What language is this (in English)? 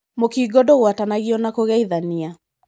Kikuyu